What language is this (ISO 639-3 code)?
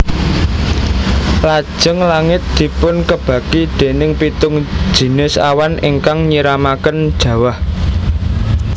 jav